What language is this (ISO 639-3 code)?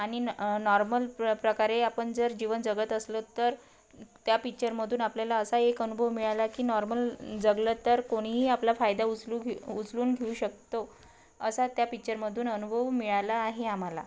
mar